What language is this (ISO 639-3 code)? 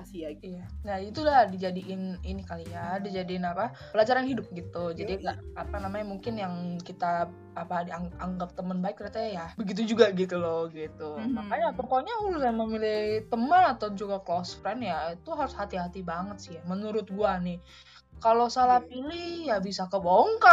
ind